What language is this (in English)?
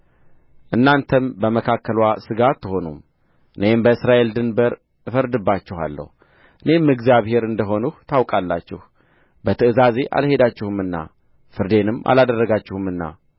Amharic